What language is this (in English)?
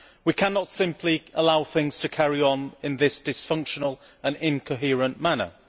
English